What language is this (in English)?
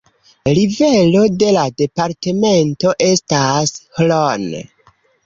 Esperanto